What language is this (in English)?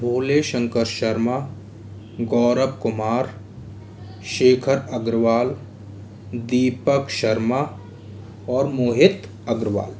Hindi